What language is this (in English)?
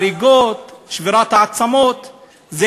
Hebrew